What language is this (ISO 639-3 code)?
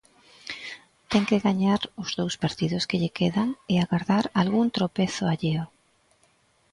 glg